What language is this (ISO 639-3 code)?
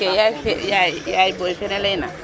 srr